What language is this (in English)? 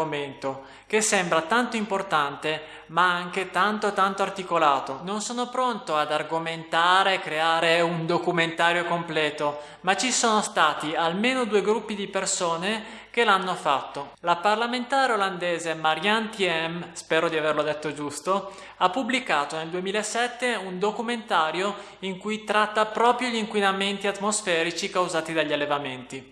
Italian